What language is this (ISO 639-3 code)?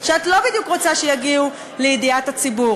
heb